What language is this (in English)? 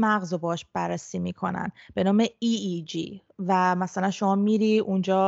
Persian